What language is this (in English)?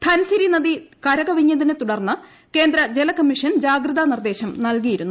Malayalam